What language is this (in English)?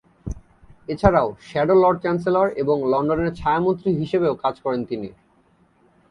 Bangla